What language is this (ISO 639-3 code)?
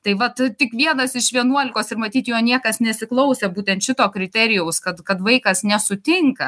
lit